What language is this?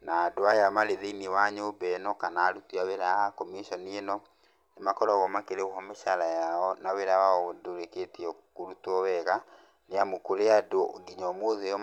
Kikuyu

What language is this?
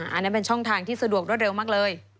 Thai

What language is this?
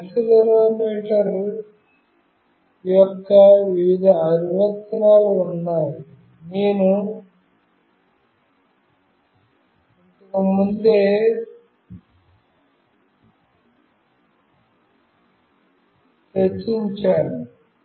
Telugu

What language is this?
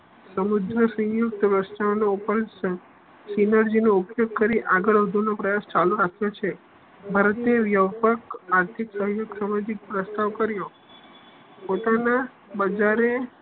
Gujarati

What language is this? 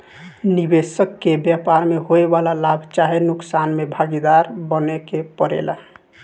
Bhojpuri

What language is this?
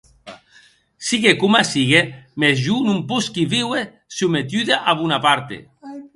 Occitan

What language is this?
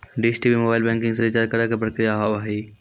Maithili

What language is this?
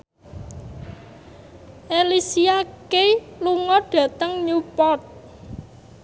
Javanese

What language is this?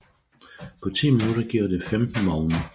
Danish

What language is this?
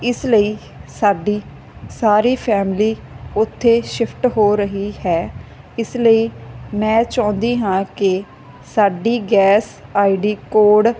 Punjabi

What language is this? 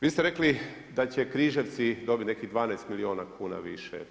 Croatian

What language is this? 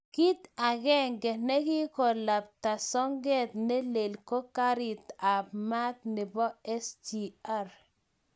Kalenjin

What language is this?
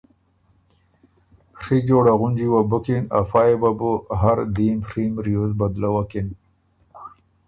Ormuri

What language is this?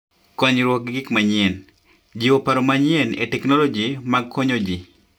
Luo (Kenya and Tanzania)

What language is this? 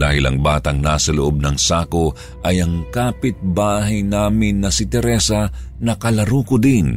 Filipino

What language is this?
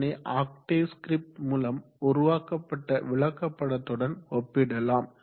Tamil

